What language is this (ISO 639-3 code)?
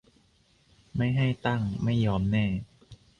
tha